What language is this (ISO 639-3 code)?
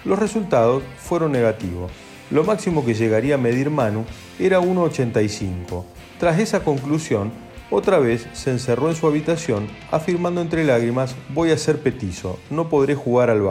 spa